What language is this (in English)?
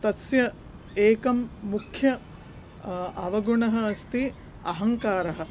Sanskrit